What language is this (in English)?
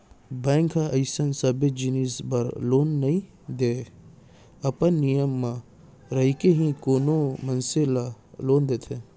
Chhattisgarhi